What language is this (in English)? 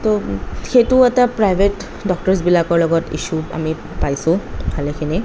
Assamese